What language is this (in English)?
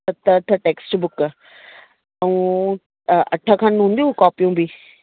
Sindhi